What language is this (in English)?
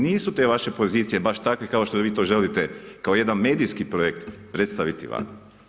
Croatian